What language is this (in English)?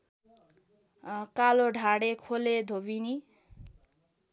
Nepali